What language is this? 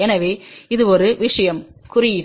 Tamil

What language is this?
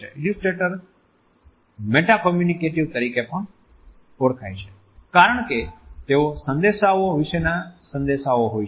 Gujarati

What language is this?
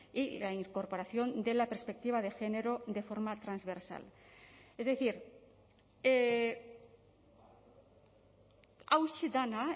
Spanish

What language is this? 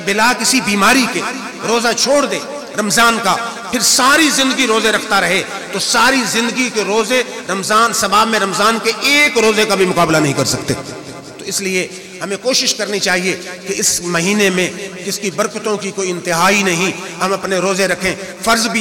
Hindi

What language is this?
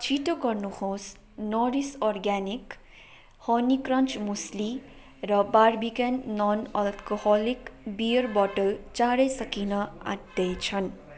Nepali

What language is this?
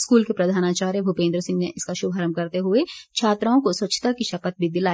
Hindi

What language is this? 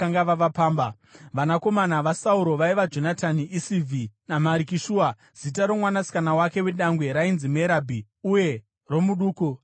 Shona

